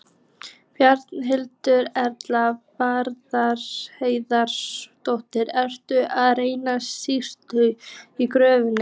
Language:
Icelandic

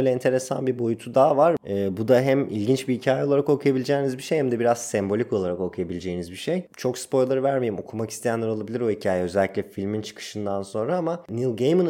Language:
Turkish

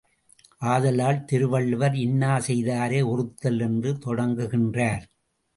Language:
Tamil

